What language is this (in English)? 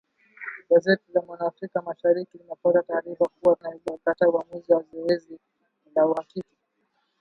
Swahili